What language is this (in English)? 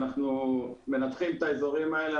Hebrew